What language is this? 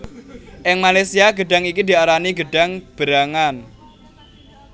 Javanese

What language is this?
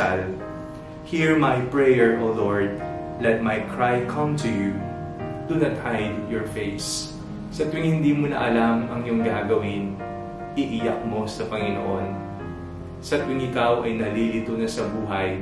Filipino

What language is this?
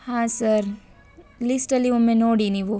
Kannada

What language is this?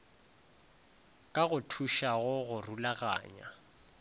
Northern Sotho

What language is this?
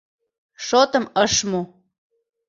Mari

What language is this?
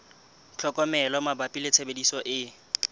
Southern Sotho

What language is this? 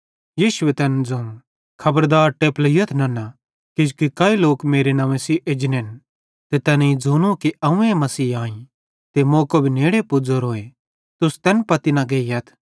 Bhadrawahi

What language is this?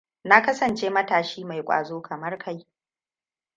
Hausa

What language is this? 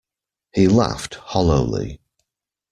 English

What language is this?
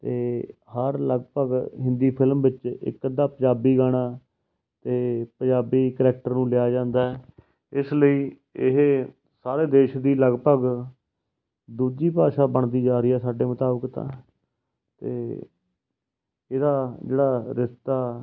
Punjabi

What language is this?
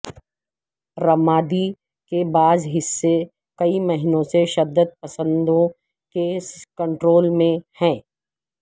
Urdu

